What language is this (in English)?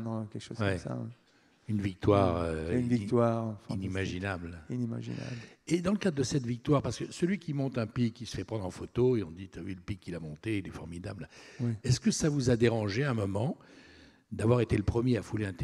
French